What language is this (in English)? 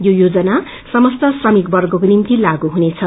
Nepali